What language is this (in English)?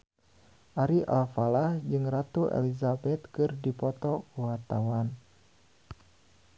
Sundanese